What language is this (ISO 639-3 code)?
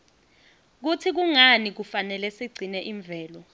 ssw